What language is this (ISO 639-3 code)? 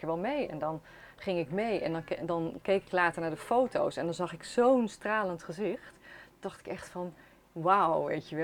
nld